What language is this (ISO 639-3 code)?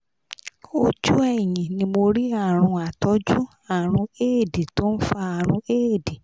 yor